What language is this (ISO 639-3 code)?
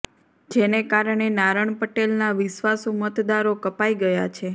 guj